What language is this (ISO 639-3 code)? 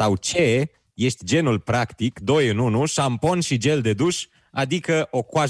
ron